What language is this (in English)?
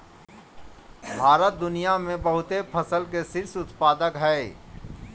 Magahi